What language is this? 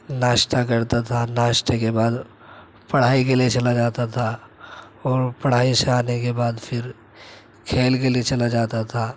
Urdu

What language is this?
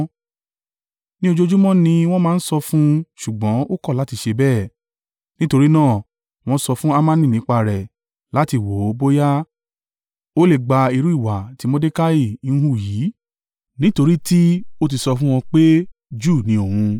Yoruba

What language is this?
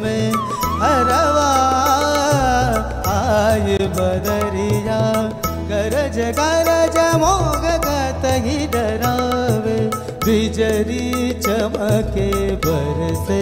Hindi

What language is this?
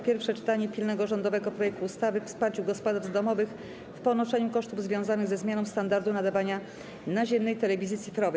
Polish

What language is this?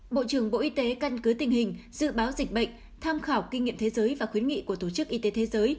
Vietnamese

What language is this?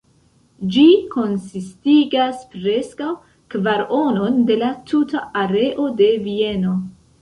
Esperanto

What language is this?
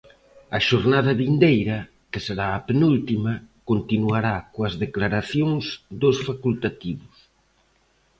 Galician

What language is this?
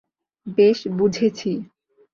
Bangla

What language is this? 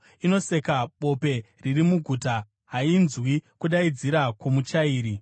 Shona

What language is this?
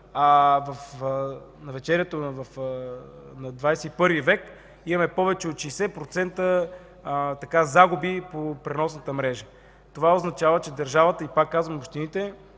Bulgarian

